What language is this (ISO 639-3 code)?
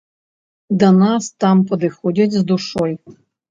bel